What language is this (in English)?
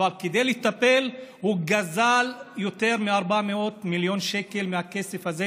Hebrew